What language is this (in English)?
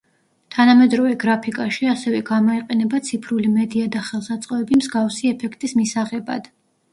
Georgian